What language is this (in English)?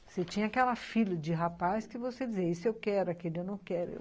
Portuguese